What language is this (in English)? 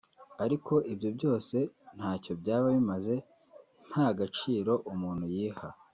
Kinyarwanda